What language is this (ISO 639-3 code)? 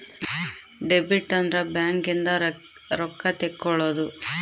kan